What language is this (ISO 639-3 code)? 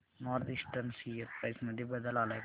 mar